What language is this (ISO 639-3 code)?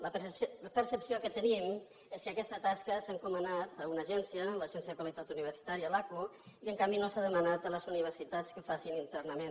cat